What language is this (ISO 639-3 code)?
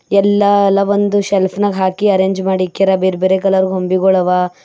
kan